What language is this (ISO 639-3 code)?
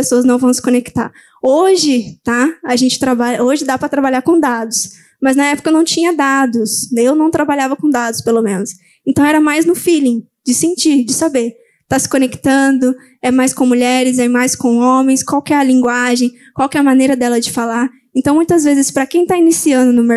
por